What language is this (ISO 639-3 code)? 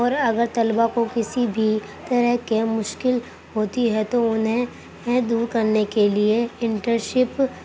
urd